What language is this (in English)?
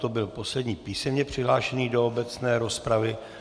Czech